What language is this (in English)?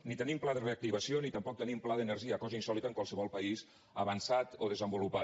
Catalan